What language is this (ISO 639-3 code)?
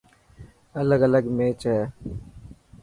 mki